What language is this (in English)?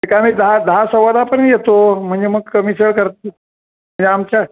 Marathi